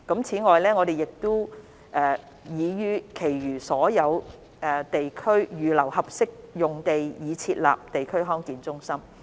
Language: Cantonese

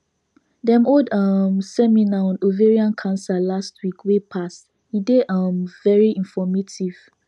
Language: Nigerian Pidgin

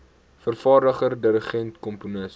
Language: Afrikaans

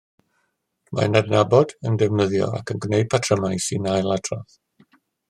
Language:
Welsh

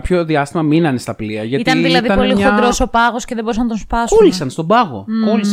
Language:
Greek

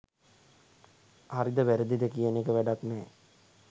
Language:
Sinhala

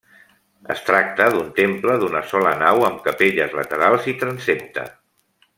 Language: Catalan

